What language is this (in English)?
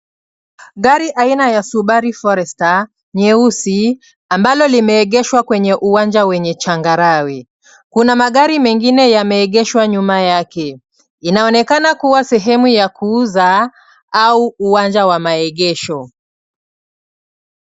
Swahili